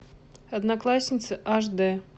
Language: Russian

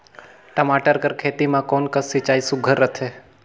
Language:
Chhattisgarhi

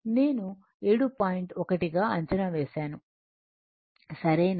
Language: Telugu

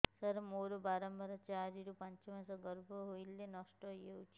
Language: Odia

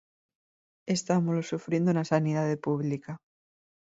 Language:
Galician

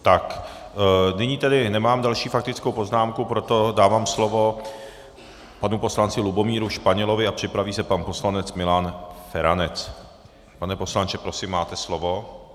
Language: Czech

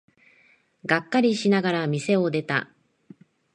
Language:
Japanese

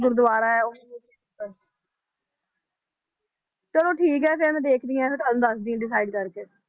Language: Punjabi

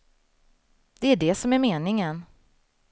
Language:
Swedish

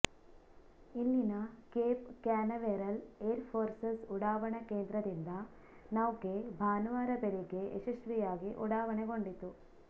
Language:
Kannada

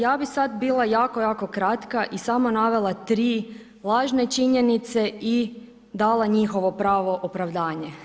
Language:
Croatian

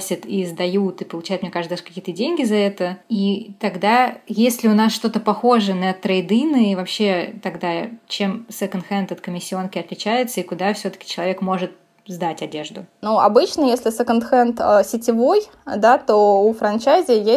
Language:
Russian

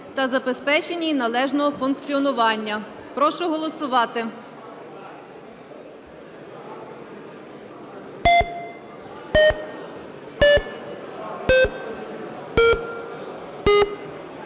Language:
Ukrainian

